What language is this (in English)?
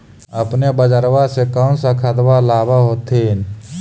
Magahi